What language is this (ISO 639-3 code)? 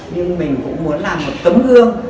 vie